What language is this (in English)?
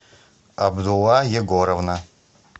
Russian